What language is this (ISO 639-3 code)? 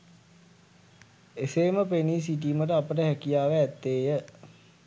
sin